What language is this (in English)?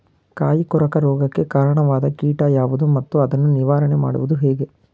Kannada